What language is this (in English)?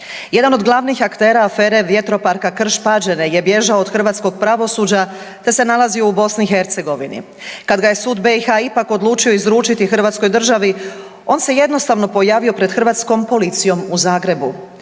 Croatian